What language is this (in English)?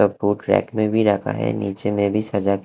Hindi